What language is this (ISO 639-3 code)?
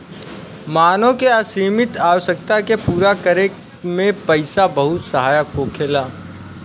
bho